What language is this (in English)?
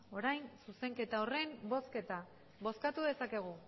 Basque